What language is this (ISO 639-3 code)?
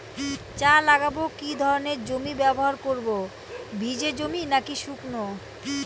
ben